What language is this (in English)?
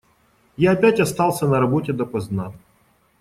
Russian